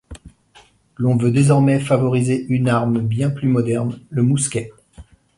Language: French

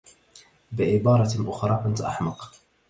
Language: Arabic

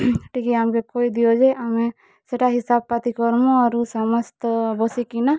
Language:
Odia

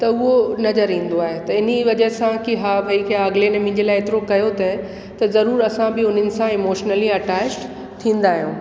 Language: Sindhi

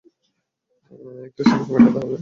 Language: Bangla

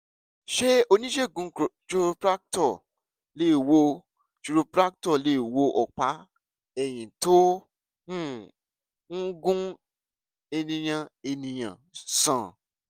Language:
Yoruba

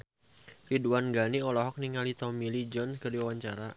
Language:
Sundanese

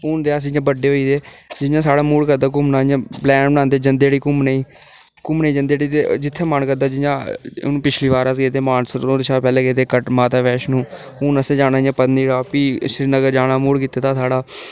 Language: Dogri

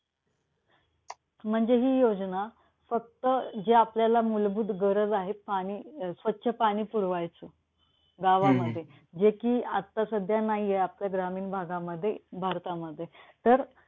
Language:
Marathi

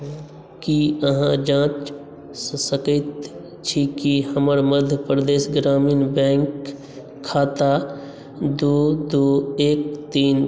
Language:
Maithili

